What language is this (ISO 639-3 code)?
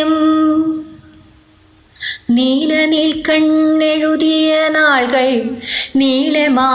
mal